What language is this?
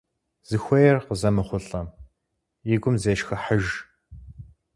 Kabardian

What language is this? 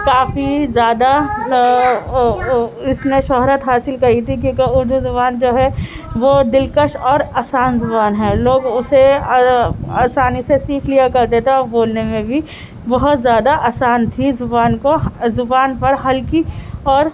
Urdu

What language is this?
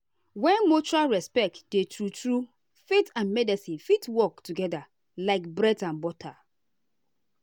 Nigerian Pidgin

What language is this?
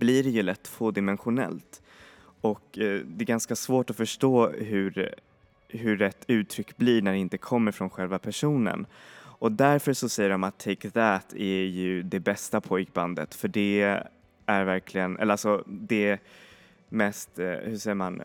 Swedish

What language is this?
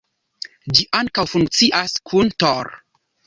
Esperanto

